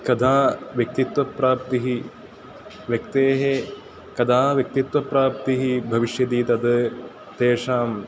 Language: Sanskrit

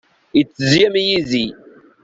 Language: Kabyle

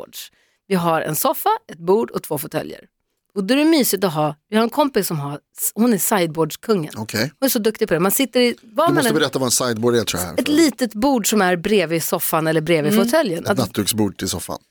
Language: Swedish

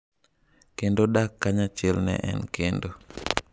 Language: Luo (Kenya and Tanzania)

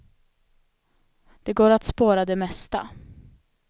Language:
Swedish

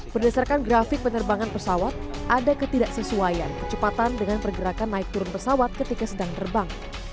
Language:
Indonesian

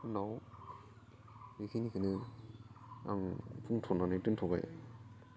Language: Bodo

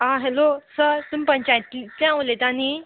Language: Konkani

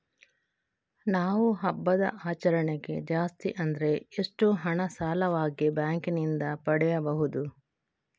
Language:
Kannada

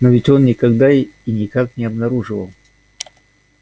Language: Russian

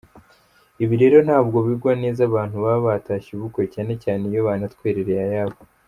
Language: Kinyarwanda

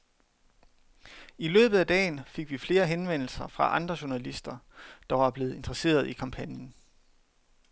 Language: Danish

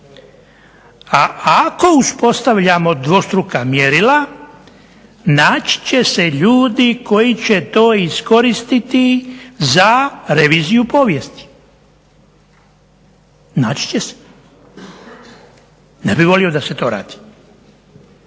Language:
Croatian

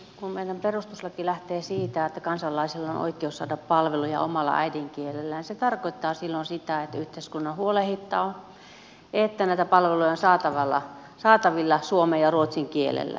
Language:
Finnish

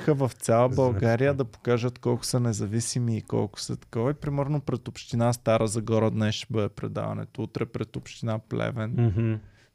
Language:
Bulgarian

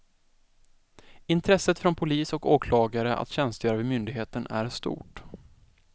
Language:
Swedish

